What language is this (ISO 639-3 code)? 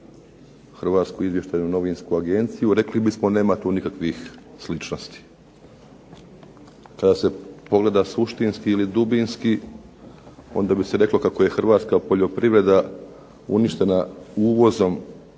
hrv